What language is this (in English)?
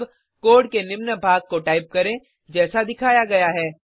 Hindi